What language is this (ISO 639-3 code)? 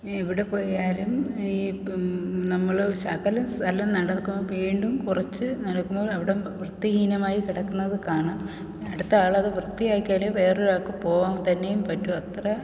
mal